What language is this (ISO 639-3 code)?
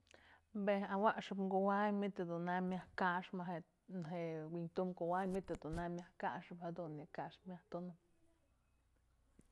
mzl